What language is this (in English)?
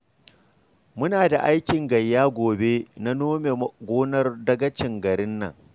Hausa